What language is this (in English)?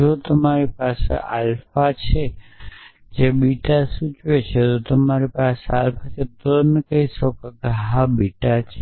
Gujarati